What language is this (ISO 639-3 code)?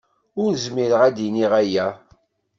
kab